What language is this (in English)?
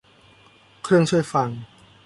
Thai